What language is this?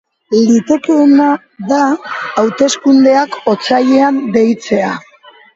Basque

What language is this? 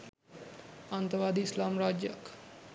Sinhala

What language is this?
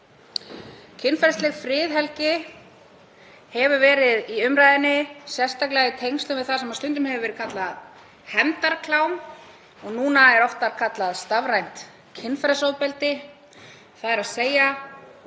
Icelandic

